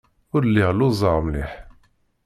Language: Kabyle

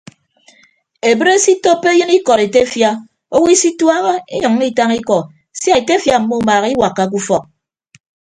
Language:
Ibibio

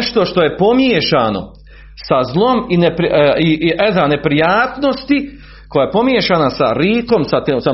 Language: Croatian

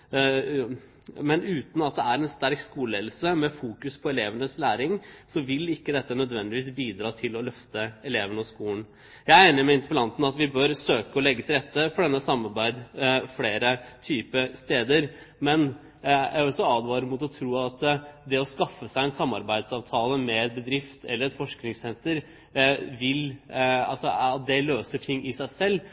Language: Norwegian Bokmål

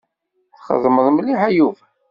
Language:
Kabyle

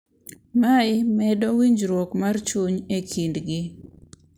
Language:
Luo (Kenya and Tanzania)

